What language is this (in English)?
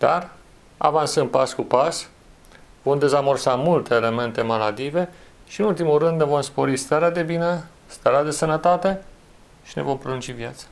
Romanian